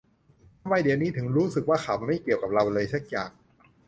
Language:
Thai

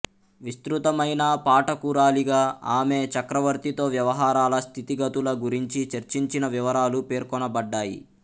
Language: Telugu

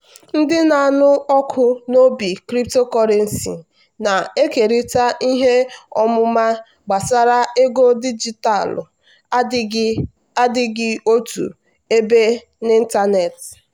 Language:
Igbo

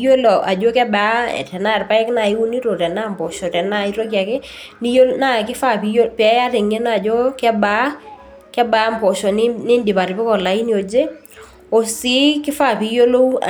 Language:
Masai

